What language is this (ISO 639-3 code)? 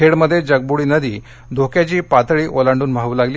mar